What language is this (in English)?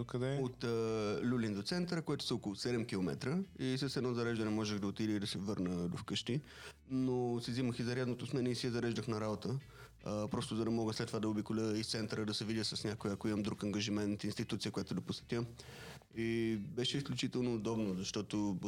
Bulgarian